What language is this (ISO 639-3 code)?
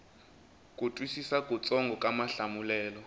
tso